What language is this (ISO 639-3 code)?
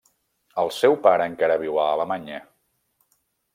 cat